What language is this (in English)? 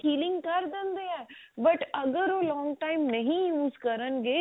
Punjabi